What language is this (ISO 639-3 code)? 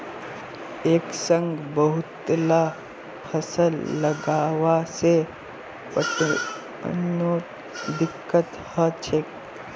mag